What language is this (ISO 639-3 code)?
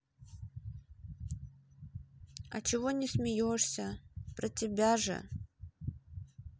rus